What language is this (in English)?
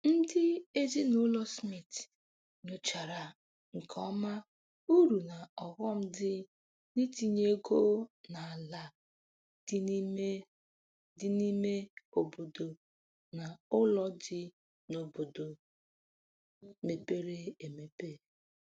Igbo